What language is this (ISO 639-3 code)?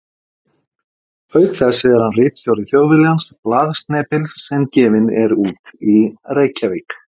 isl